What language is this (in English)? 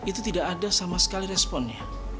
Indonesian